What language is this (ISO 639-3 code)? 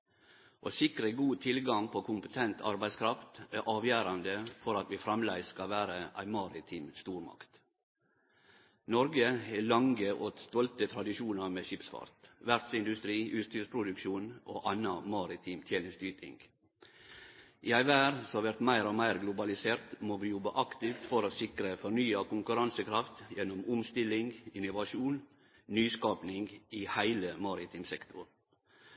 nno